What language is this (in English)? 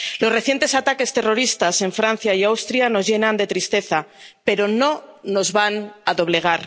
Spanish